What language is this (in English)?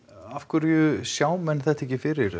Icelandic